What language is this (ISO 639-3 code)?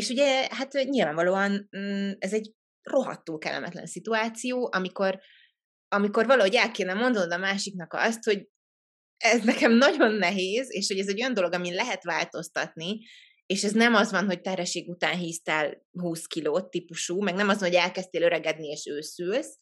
hun